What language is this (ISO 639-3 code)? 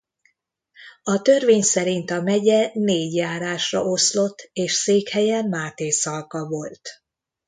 hun